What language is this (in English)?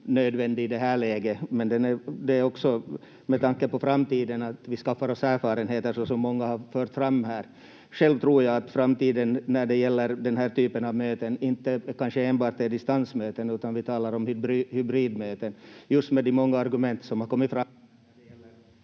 Finnish